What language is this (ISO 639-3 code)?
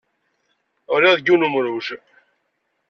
kab